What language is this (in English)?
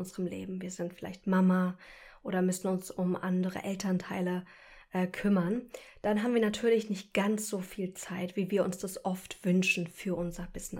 German